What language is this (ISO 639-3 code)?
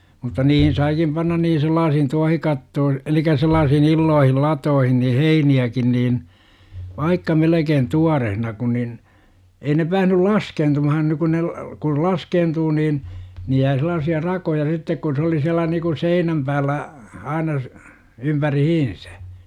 fin